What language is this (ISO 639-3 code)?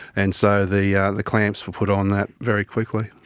eng